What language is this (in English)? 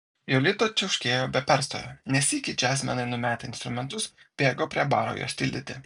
Lithuanian